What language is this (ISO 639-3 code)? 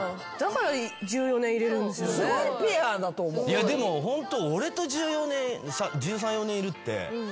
jpn